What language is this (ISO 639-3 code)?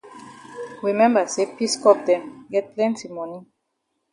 wes